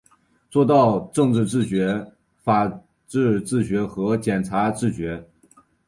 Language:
Chinese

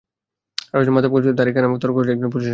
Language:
Bangla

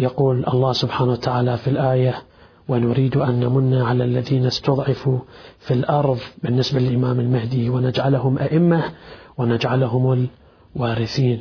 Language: Arabic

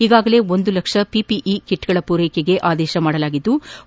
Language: Kannada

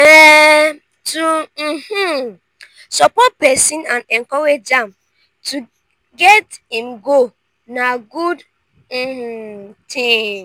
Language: Nigerian Pidgin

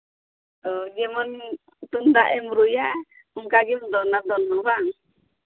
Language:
Santali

